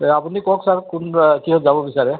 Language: Assamese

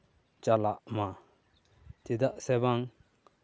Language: Santali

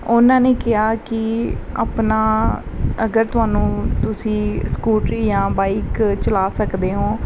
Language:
Punjabi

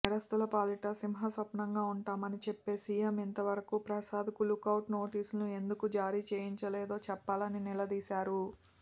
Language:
Telugu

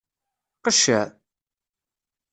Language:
Kabyle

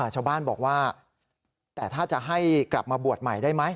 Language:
Thai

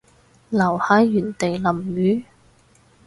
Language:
Cantonese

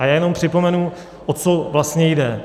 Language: Czech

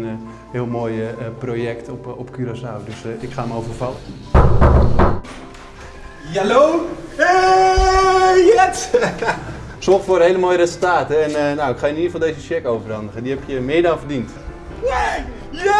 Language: Dutch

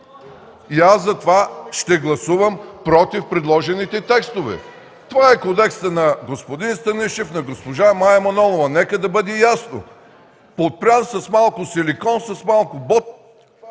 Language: Bulgarian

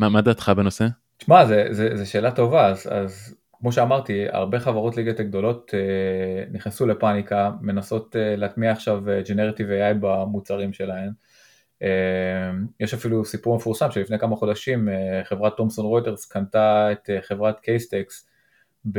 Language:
Hebrew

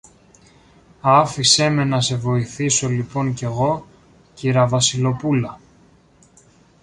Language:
Greek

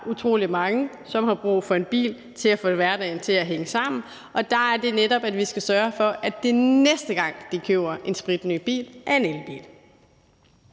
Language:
Danish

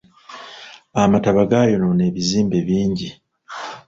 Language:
Ganda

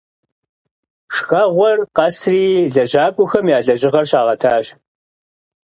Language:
Kabardian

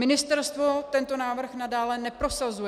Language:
Czech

